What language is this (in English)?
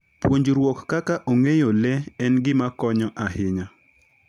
Luo (Kenya and Tanzania)